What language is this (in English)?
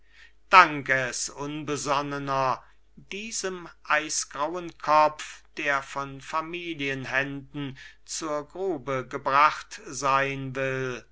German